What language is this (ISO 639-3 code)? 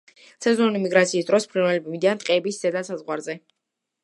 kat